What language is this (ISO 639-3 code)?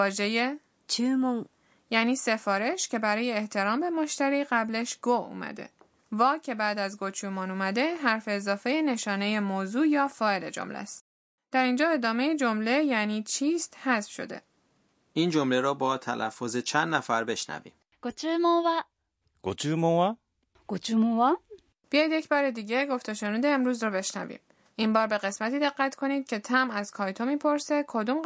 fas